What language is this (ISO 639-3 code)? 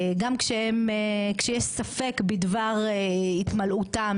heb